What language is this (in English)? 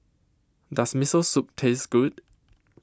English